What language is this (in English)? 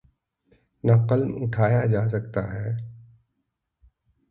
Urdu